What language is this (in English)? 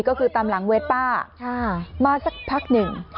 Thai